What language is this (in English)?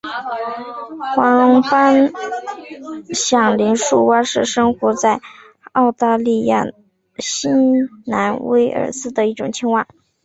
Chinese